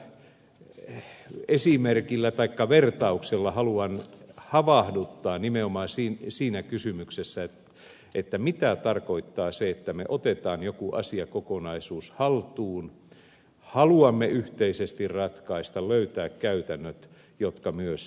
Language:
Finnish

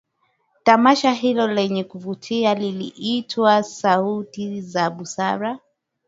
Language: Swahili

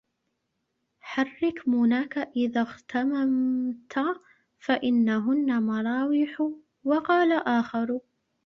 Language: Arabic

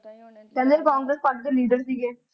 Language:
Punjabi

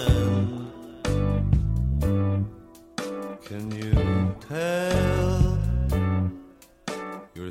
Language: Korean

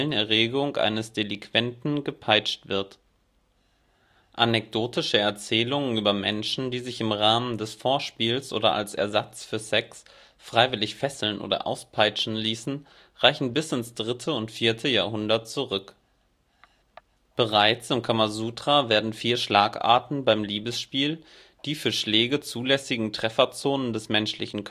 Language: German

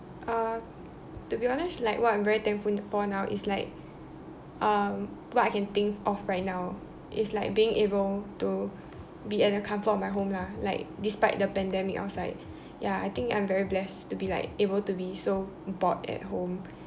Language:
English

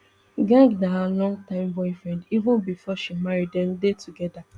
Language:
Nigerian Pidgin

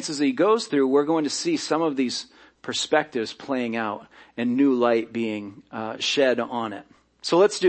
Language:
English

